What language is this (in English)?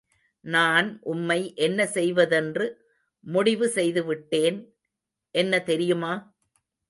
Tamil